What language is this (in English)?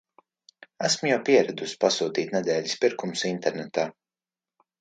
Latvian